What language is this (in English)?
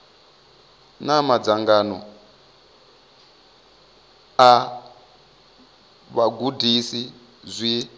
Venda